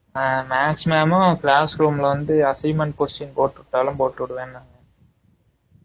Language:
Tamil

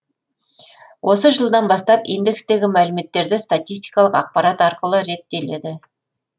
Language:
Kazakh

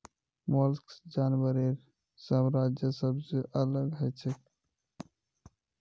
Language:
Magahi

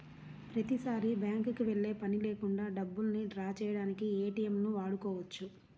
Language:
Telugu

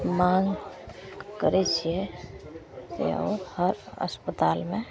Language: Maithili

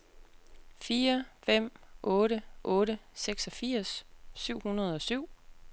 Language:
Danish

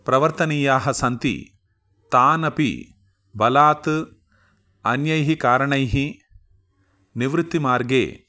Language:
Sanskrit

